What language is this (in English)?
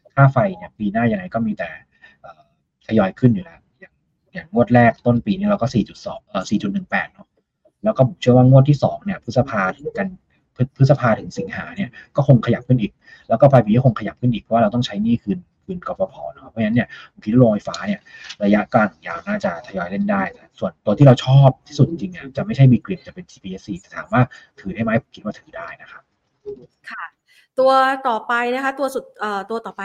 Thai